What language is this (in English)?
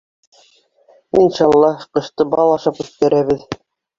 Bashkir